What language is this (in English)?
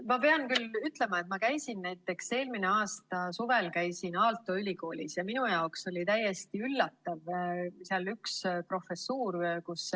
Estonian